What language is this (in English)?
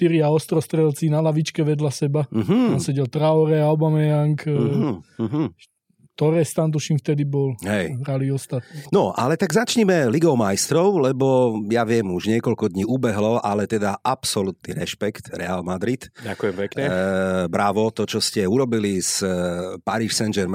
Slovak